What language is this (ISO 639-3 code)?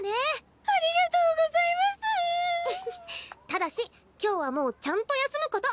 jpn